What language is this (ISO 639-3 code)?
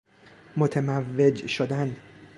fas